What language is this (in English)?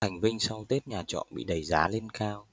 Vietnamese